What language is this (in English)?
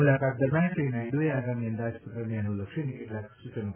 Gujarati